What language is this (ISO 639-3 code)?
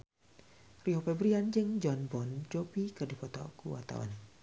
sun